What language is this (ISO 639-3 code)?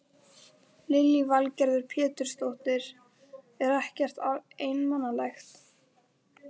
isl